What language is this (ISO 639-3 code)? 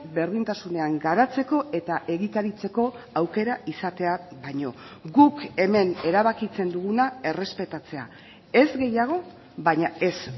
eus